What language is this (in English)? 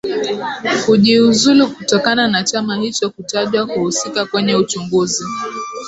Swahili